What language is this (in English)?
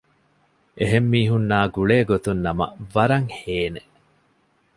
Divehi